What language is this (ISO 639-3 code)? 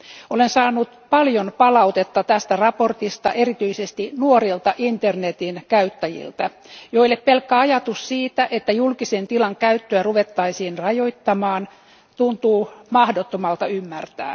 fin